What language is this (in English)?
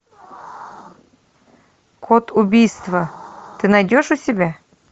Russian